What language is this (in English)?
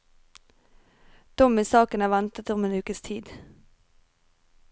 Norwegian